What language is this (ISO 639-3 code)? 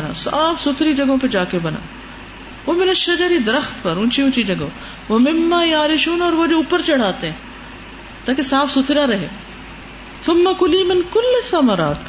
urd